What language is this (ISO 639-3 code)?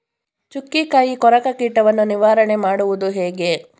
kan